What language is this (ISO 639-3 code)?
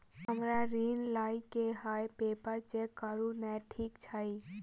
mai